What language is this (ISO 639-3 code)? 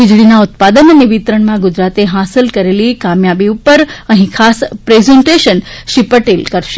guj